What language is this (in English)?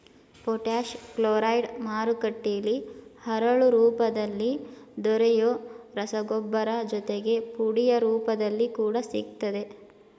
Kannada